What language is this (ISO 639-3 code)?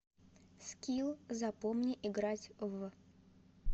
rus